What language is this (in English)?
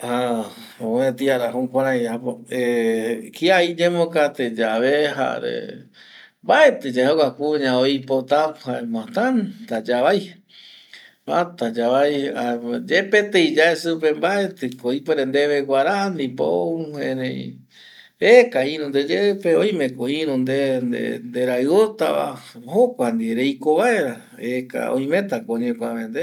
Eastern Bolivian Guaraní